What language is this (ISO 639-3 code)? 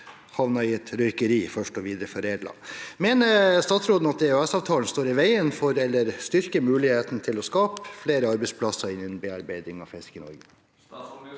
nor